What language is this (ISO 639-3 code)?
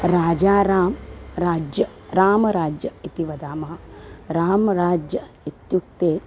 san